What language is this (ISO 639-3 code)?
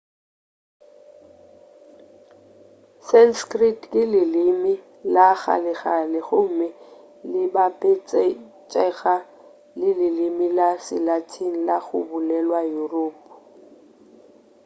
nso